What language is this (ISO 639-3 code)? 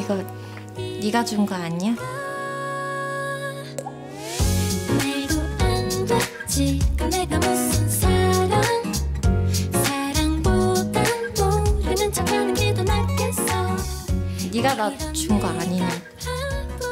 kor